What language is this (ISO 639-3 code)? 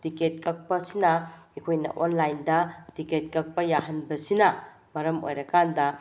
mni